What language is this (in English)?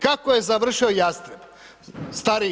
Croatian